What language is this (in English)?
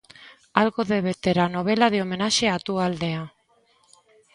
Galician